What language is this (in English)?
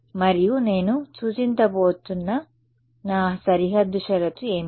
Telugu